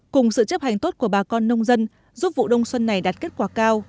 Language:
Vietnamese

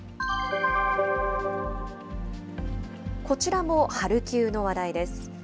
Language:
Japanese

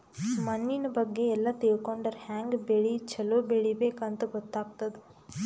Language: Kannada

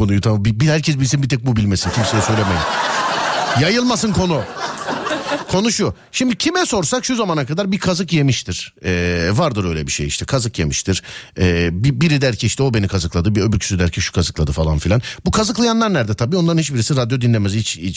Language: Turkish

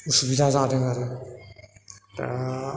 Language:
Bodo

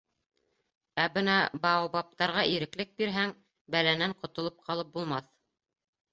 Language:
Bashkir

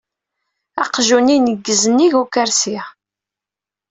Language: Kabyle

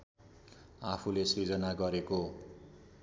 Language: Nepali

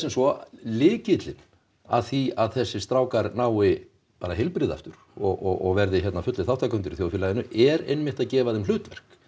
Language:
Icelandic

